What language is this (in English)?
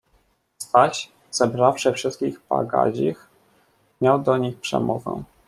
Polish